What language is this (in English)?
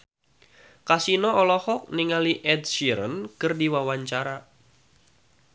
Sundanese